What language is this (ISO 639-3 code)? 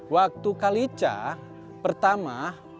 ind